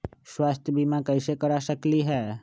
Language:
Magahi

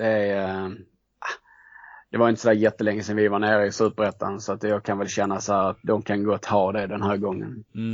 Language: Swedish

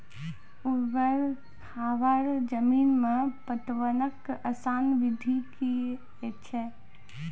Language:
Maithili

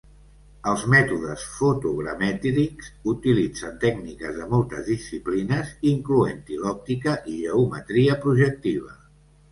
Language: Catalan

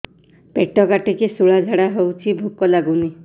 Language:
Odia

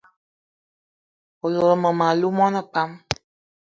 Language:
Eton (Cameroon)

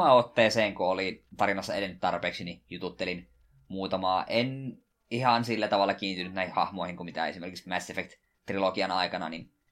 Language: Finnish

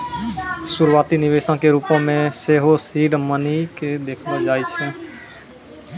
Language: Maithili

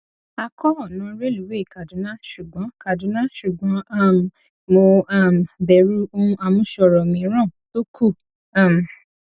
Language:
Yoruba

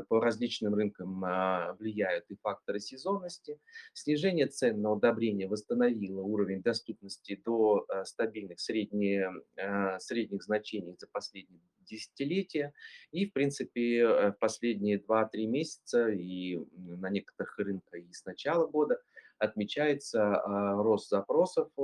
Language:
Russian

